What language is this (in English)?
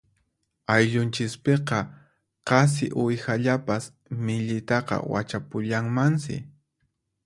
Puno Quechua